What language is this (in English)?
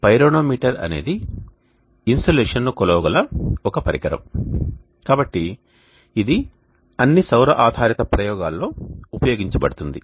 Telugu